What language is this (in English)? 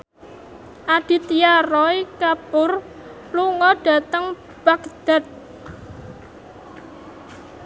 Javanese